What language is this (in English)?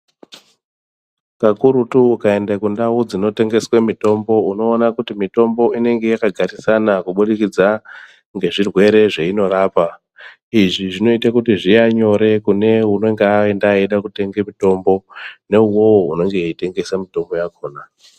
Ndau